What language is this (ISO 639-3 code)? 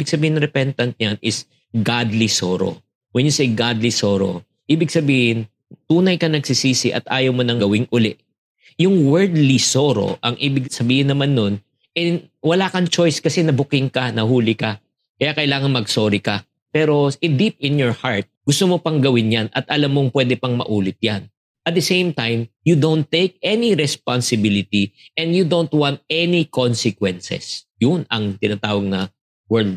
fil